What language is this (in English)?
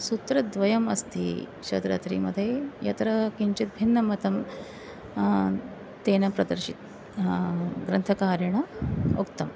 Sanskrit